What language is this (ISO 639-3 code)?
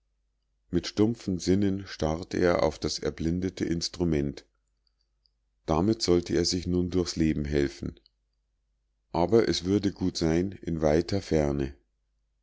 deu